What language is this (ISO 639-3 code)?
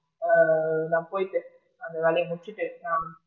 tam